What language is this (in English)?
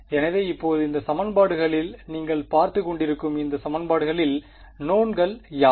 Tamil